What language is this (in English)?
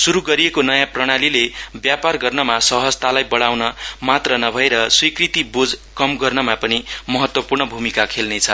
Nepali